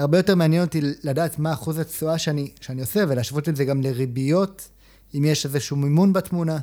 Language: Hebrew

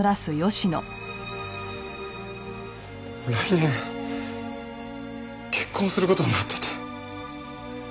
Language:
Japanese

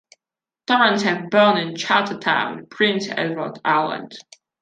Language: English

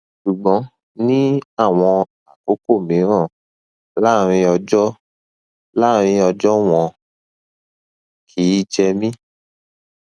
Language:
Yoruba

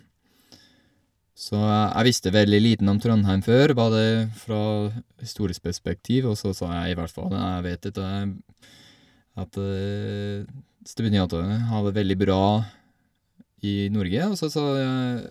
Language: Norwegian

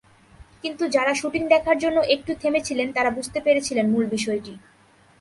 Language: Bangla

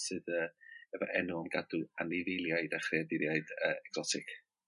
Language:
Welsh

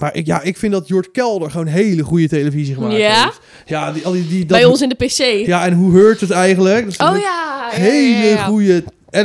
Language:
Dutch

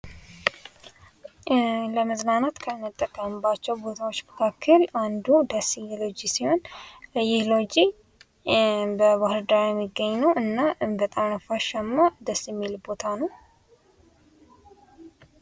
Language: Amharic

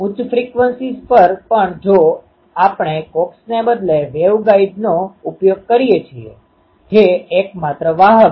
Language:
Gujarati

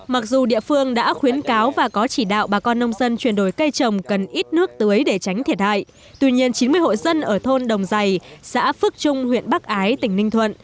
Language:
Vietnamese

